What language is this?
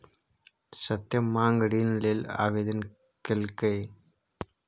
Maithili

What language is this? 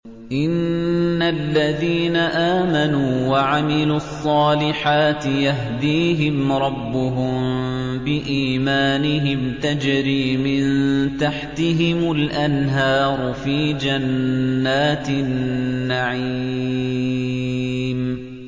Arabic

